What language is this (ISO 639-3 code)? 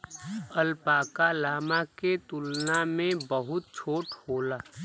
bho